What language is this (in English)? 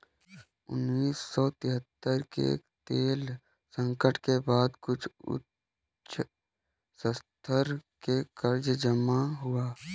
Hindi